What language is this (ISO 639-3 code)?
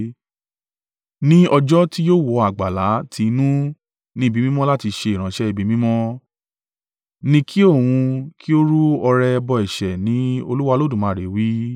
yor